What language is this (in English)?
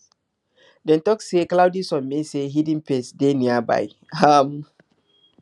Nigerian Pidgin